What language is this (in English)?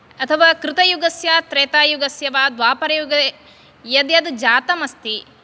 Sanskrit